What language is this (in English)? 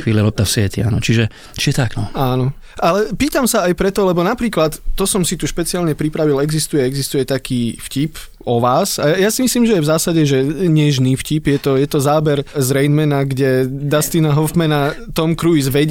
Slovak